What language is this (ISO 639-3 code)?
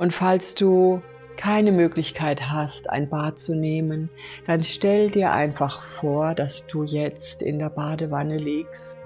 deu